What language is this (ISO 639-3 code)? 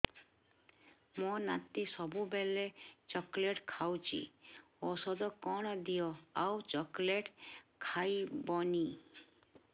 ori